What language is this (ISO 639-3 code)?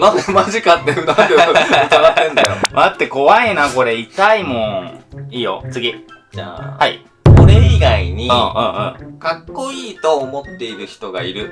jpn